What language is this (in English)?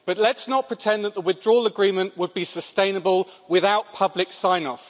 English